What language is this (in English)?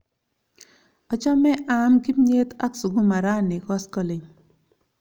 Kalenjin